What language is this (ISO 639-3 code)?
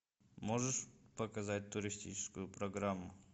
rus